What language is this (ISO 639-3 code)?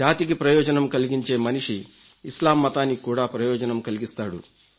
tel